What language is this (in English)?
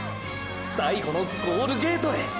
Japanese